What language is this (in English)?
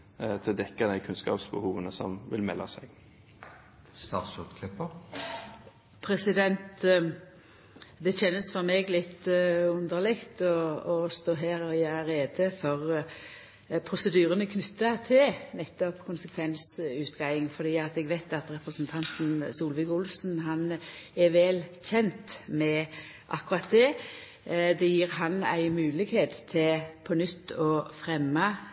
Norwegian